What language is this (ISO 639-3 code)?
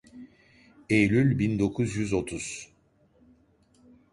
tur